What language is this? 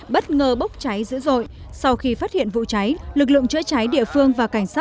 Vietnamese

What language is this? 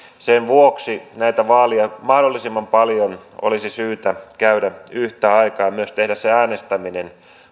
Finnish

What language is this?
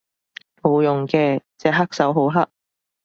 Cantonese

